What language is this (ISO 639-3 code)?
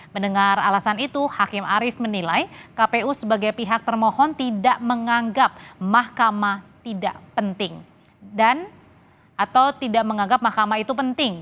ind